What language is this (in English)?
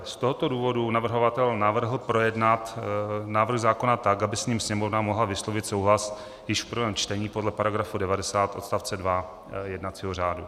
Czech